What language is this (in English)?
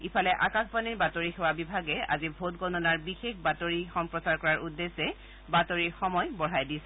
Assamese